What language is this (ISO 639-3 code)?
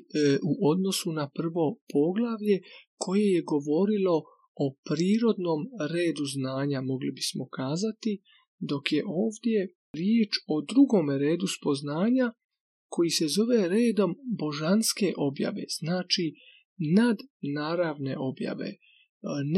hrv